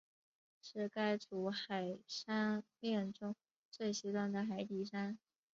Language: Chinese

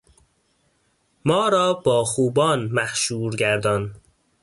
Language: Persian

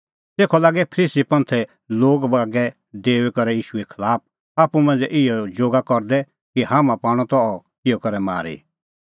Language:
Kullu Pahari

